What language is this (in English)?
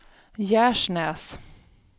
Swedish